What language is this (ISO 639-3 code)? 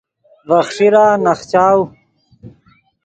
ydg